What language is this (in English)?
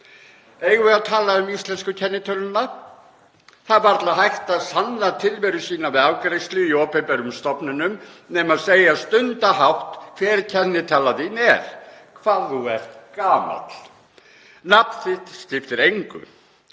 Icelandic